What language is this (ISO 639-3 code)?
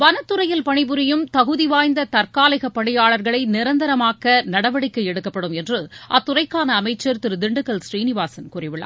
tam